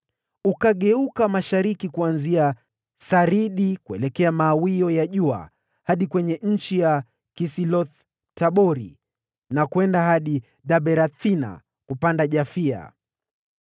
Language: Swahili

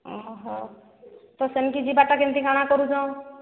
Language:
Odia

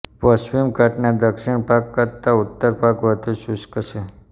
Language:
Gujarati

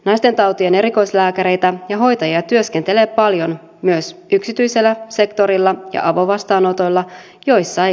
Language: Finnish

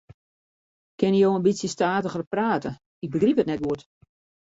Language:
Western Frisian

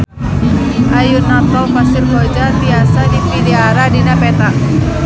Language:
Sundanese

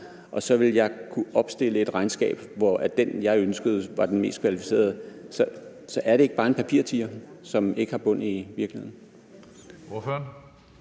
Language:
Danish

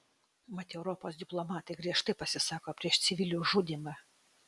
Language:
Lithuanian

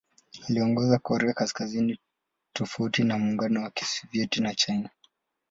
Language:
Swahili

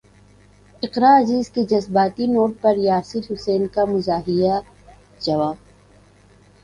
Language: Urdu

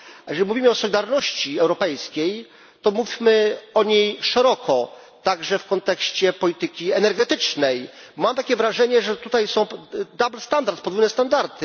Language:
Polish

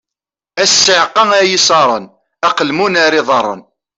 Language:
Kabyle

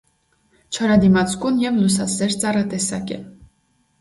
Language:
Armenian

